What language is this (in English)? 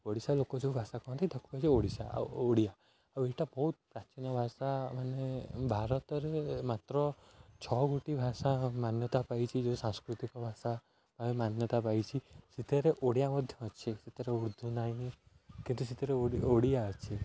Odia